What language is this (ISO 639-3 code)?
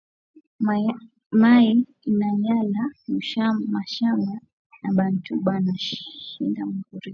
swa